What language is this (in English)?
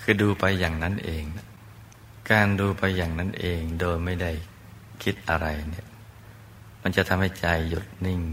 Thai